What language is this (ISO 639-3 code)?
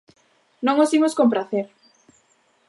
glg